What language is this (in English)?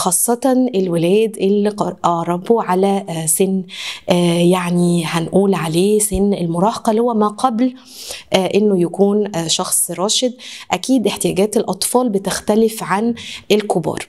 Arabic